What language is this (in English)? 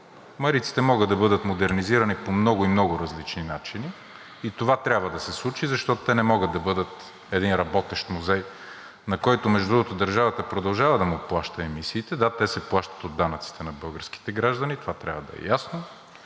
Bulgarian